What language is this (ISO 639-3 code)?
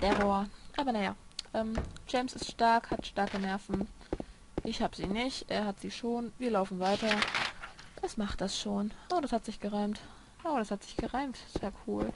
deu